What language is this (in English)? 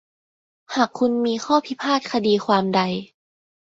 Thai